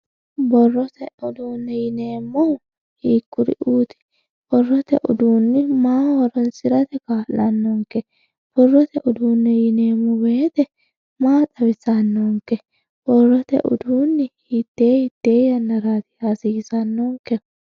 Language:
Sidamo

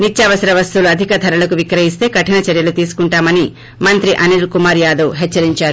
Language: Telugu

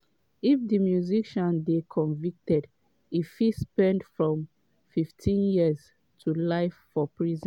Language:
Nigerian Pidgin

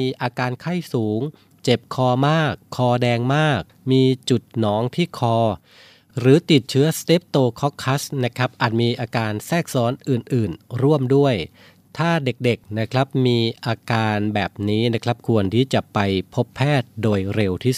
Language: Thai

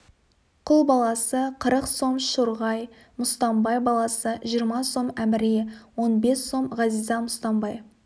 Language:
Kazakh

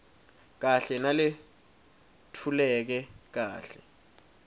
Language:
Swati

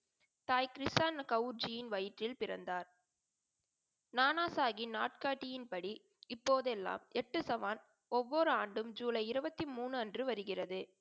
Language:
Tamil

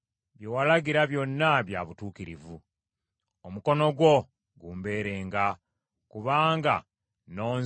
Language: Ganda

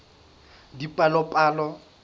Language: Southern Sotho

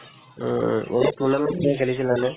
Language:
Assamese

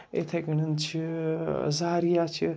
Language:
Kashmiri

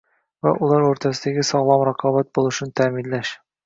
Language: Uzbek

